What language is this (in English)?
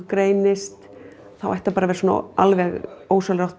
Icelandic